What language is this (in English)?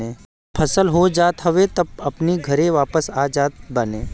Bhojpuri